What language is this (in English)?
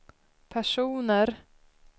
Swedish